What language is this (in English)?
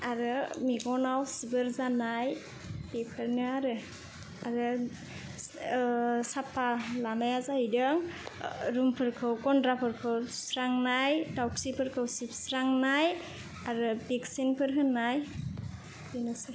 Bodo